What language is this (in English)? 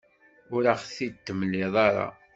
Kabyle